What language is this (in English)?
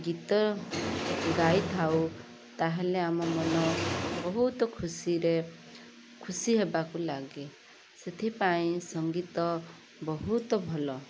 Odia